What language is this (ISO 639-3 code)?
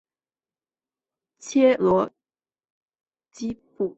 zho